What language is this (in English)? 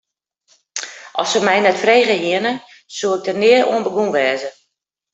Western Frisian